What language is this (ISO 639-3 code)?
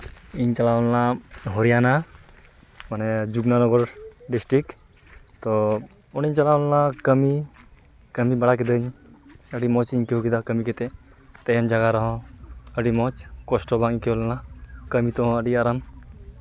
sat